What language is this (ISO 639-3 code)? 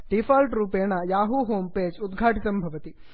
san